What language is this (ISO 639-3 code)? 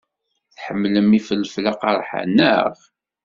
kab